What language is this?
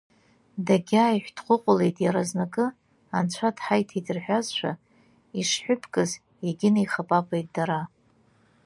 Abkhazian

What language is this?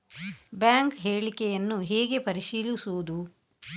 Kannada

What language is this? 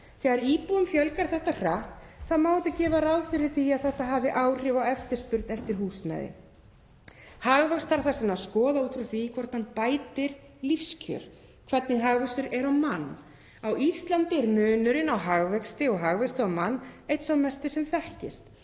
Icelandic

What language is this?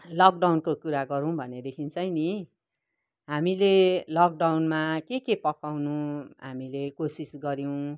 Nepali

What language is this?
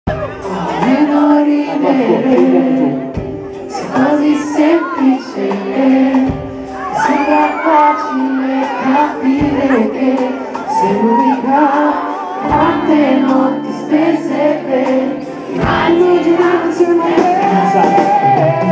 Indonesian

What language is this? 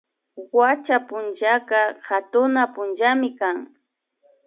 Imbabura Highland Quichua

